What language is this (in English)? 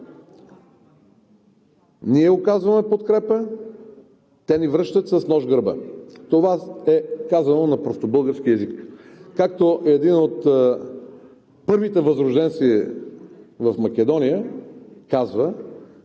Bulgarian